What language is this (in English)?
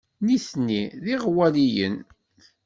Kabyle